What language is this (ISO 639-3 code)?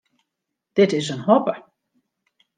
fry